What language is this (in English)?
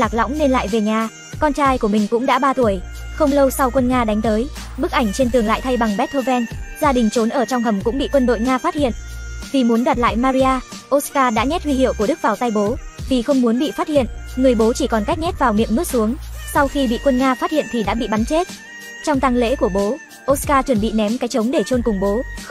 Vietnamese